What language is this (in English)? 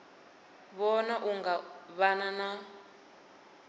Venda